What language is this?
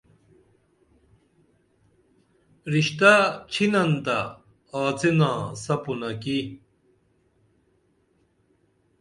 Dameli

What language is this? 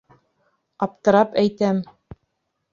Bashkir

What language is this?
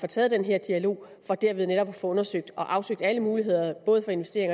Danish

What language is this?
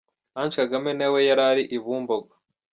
Kinyarwanda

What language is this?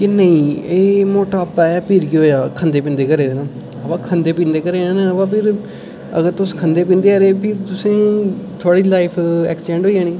Dogri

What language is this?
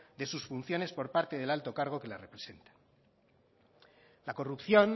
Spanish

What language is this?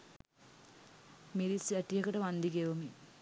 Sinhala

